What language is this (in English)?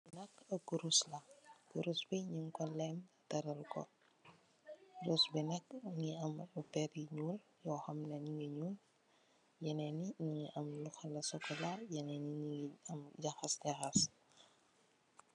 Wolof